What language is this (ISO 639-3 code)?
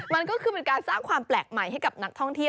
tha